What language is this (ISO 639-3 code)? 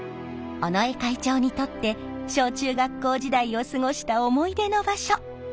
jpn